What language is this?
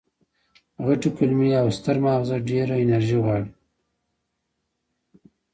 Pashto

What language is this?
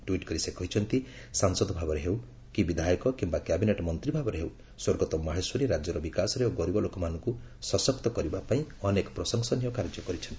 Odia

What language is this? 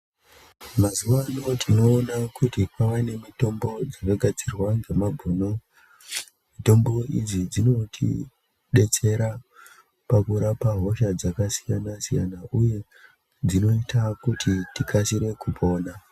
Ndau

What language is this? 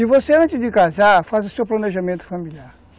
Portuguese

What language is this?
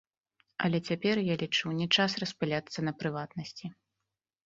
Belarusian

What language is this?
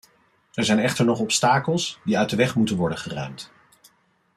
Dutch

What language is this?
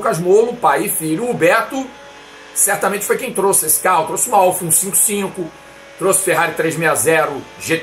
Portuguese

